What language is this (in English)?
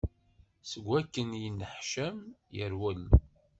Kabyle